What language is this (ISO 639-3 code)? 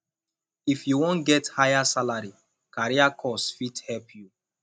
pcm